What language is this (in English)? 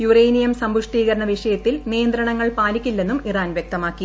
Malayalam